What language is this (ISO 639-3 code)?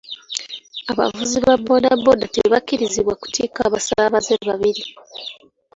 lug